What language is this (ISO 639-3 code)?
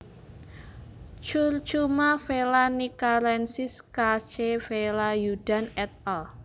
jav